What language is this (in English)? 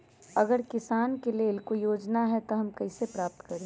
Magahi